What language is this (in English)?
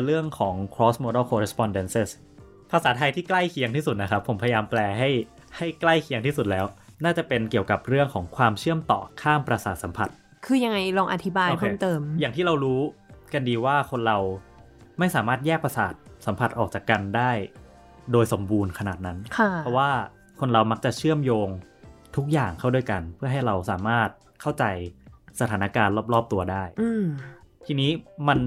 Thai